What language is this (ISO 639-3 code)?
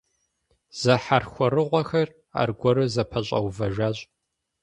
kbd